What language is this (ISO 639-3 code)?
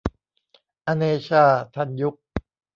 tha